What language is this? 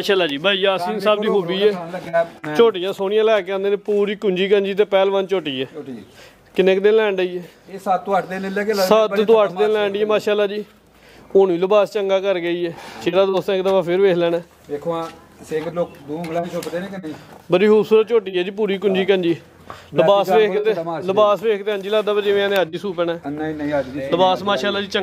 Punjabi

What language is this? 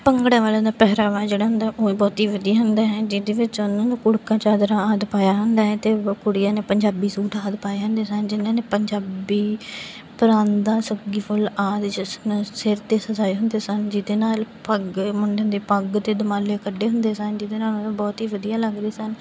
Punjabi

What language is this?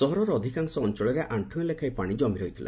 Odia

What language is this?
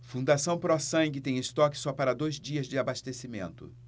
Portuguese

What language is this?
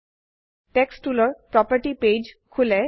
Assamese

